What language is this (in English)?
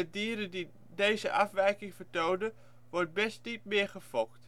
Dutch